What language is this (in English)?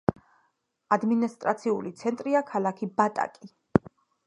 Georgian